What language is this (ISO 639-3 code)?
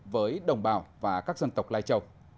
vie